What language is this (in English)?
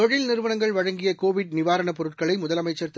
Tamil